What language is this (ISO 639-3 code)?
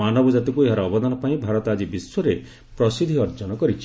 ori